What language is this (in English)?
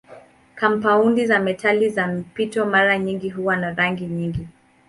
Swahili